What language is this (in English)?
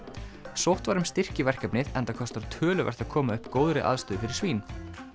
Icelandic